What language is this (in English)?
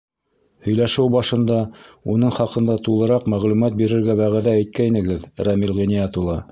Bashkir